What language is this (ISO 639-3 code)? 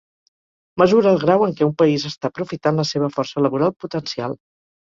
cat